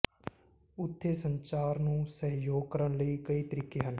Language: Punjabi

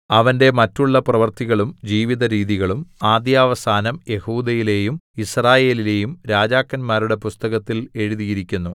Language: Malayalam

